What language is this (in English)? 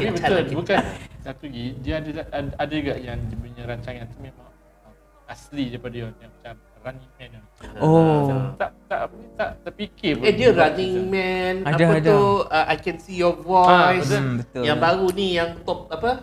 Malay